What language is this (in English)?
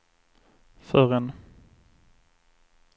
Swedish